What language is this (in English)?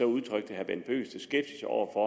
Danish